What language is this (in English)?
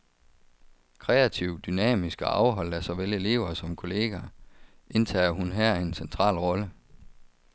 Danish